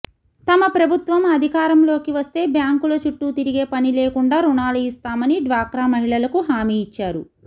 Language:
Telugu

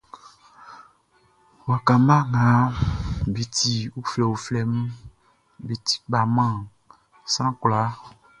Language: Baoulé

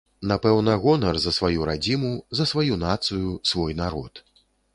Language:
Belarusian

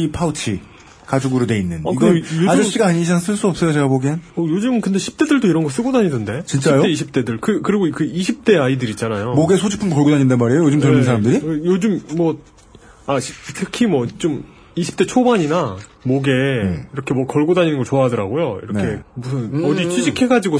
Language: Korean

